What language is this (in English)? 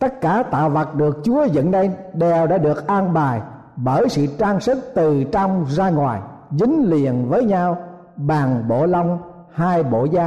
Vietnamese